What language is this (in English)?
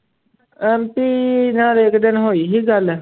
Punjabi